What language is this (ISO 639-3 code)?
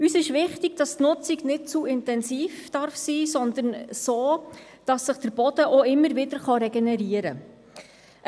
gsw